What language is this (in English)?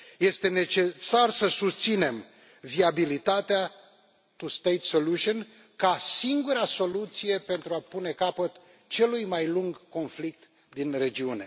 Romanian